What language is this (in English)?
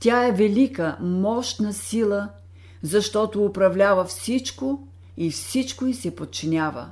Bulgarian